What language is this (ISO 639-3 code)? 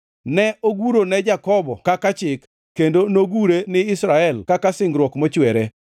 luo